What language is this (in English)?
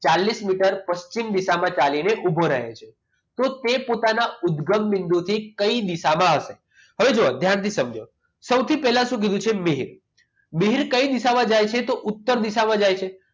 Gujarati